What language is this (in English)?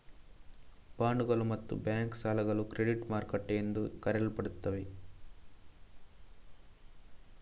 Kannada